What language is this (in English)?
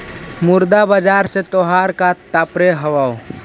Magahi